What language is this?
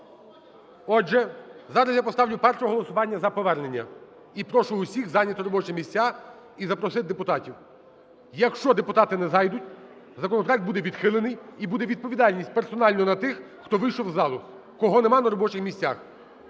Ukrainian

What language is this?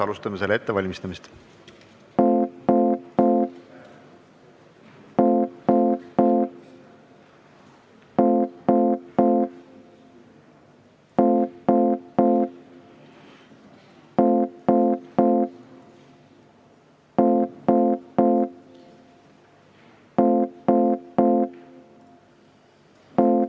Estonian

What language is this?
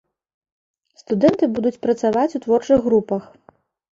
Belarusian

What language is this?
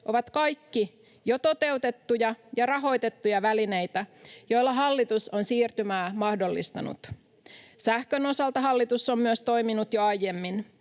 Finnish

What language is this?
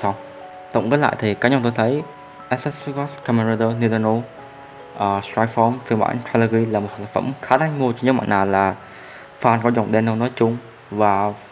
Vietnamese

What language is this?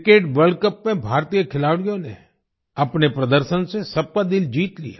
Hindi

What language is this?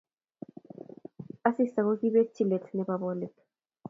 Kalenjin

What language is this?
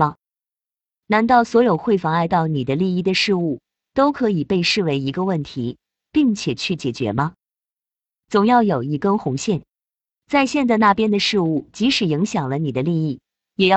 Chinese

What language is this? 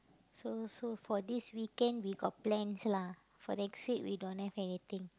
English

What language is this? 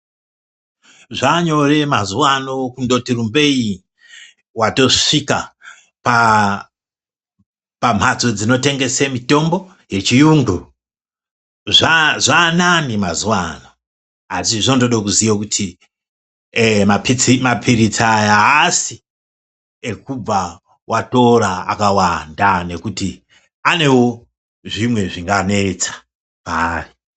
Ndau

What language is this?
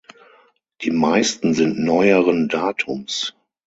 German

